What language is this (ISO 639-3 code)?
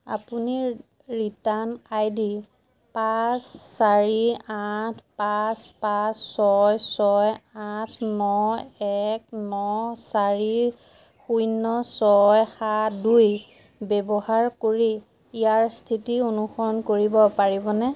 asm